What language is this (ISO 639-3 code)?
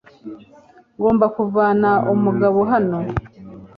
kin